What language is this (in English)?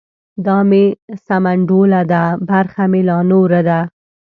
Pashto